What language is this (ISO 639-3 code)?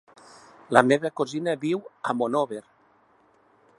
cat